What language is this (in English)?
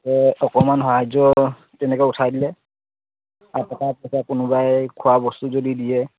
Assamese